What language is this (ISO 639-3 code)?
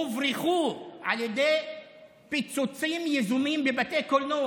heb